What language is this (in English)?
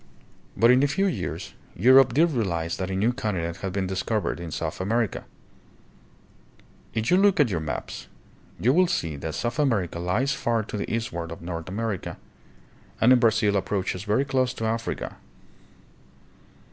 English